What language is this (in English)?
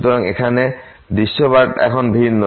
Bangla